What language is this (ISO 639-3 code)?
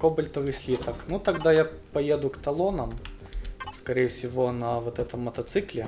rus